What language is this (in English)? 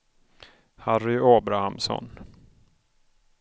Swedish